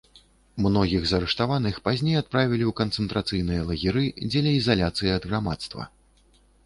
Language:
Belarusian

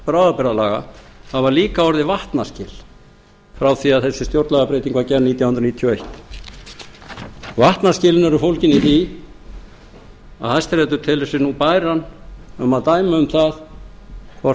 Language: Icelandic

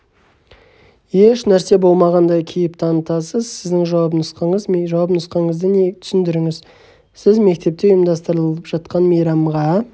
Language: Kazakh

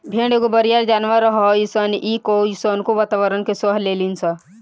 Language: Bhojpuri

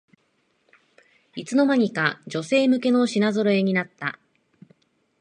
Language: Japanese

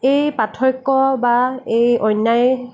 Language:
Assamese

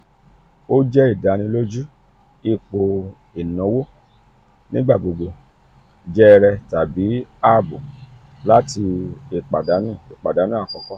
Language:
Yoruba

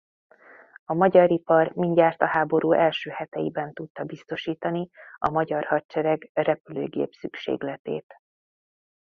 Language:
Hungarian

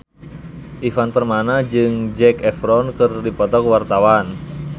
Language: Sundanese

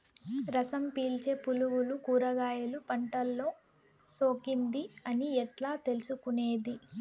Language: Telugu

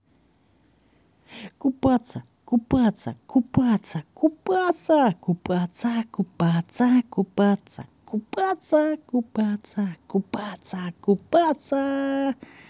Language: Russian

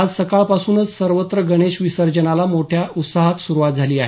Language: Marathi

